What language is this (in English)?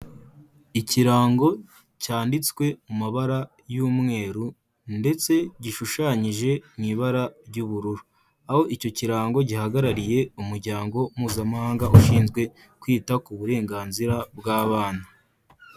Kinyarwanda